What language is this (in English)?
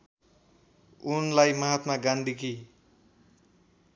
Nepali